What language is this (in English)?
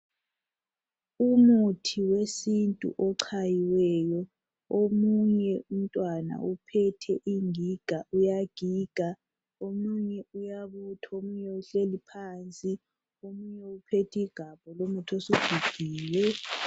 North Ndebele